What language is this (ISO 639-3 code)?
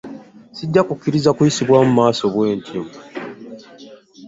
lug